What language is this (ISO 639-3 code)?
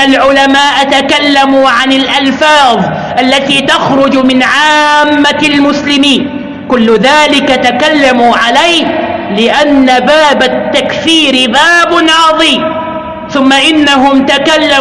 ara